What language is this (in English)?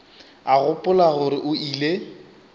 Northern Sotho